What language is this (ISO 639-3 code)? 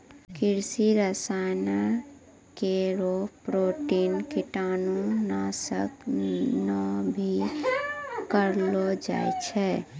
mai